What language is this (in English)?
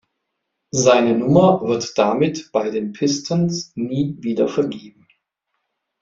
German